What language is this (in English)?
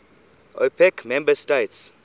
English